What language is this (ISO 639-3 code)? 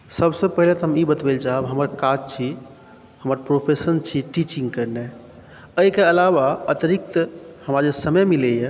mai